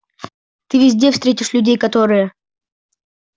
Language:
Russian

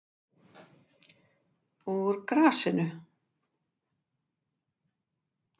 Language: Icelandic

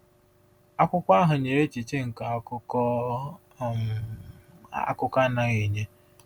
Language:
Igbo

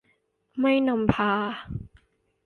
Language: Thai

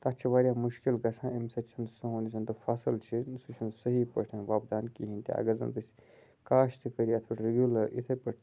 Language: Kashmiri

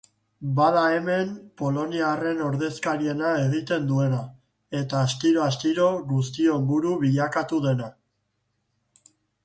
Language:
Basque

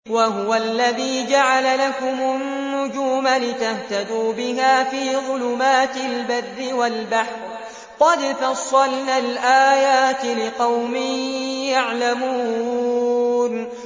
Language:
Arabic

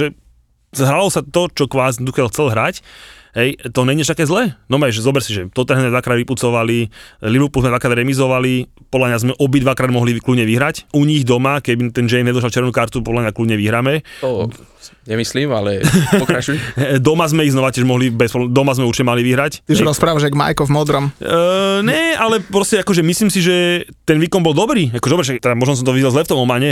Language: Slovak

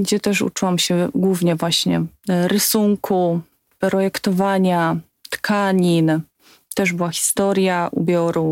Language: Polish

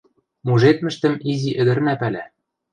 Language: Western Mari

